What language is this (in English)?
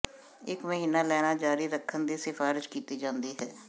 Punjabi